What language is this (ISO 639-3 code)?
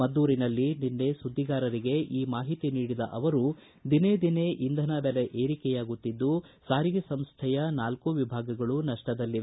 kan